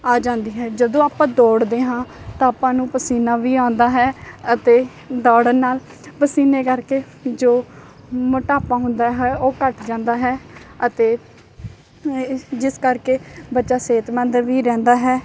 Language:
Punjabi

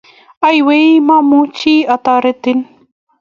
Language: Kalenjin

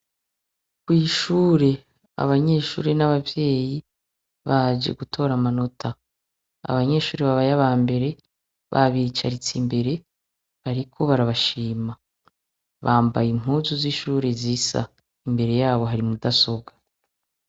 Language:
Rundi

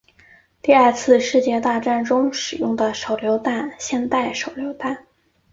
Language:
Chinese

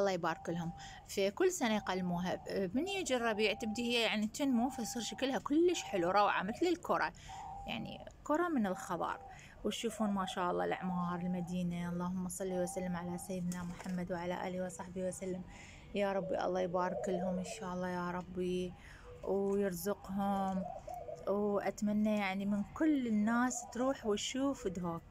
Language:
Arabic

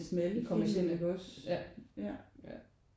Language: Danish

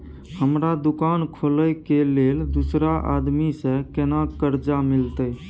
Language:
Maithili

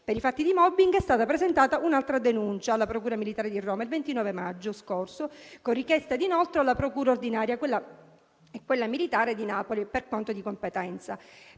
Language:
Italian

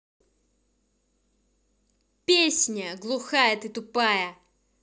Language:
Russian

